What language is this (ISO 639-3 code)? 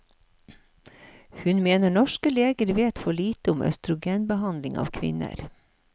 nor